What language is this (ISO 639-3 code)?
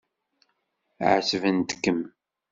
kab